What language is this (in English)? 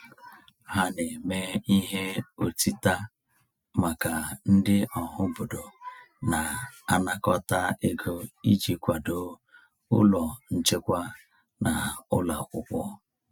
Igbo